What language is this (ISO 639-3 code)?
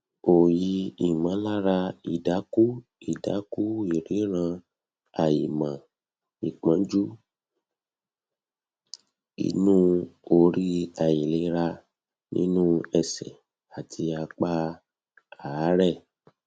yor